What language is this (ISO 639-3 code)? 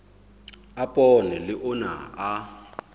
sot